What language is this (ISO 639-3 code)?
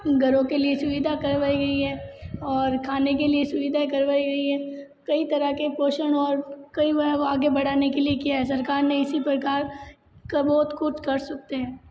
hin